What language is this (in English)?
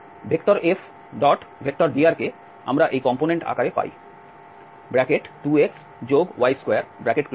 Bangla